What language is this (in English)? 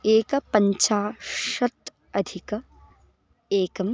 Sanskrit